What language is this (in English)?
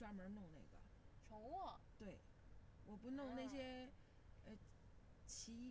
Chinese